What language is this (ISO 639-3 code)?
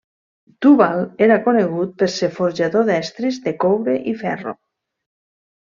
cat